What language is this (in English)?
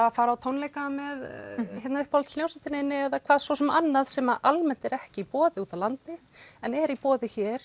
Icelandic